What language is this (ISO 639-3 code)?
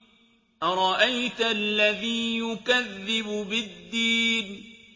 ara